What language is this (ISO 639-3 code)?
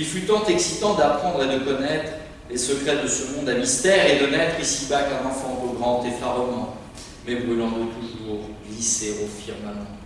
fra